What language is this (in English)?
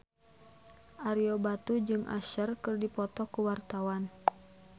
Sundanese